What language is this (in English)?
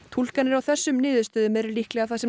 Icelandic